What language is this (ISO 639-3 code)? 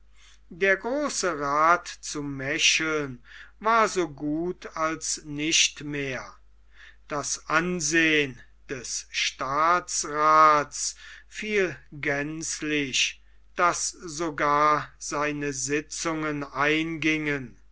deu